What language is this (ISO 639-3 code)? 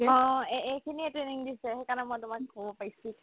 asm